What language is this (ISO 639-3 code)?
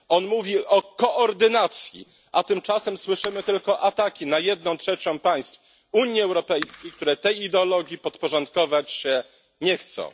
pol